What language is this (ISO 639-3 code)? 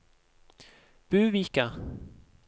nor